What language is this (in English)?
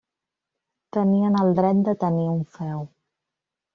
Catalan